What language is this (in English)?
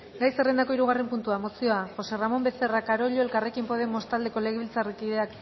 Basque